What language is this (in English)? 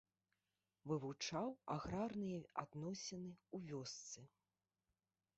Belarusian